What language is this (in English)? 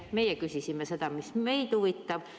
Estonian